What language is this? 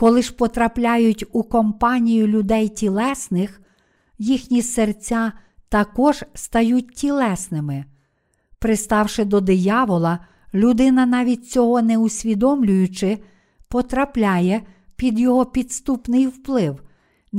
Ukrainian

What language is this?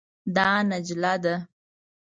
Pashto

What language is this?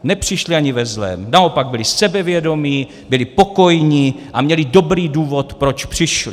Czech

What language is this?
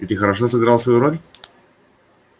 Russian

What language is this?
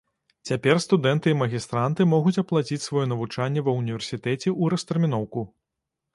Belarusian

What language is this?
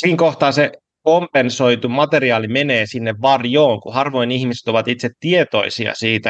Finnish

